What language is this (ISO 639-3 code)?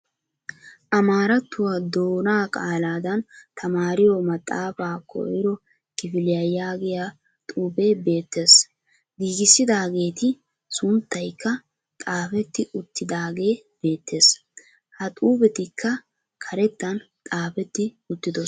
wal